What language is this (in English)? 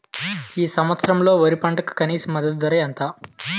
Telugu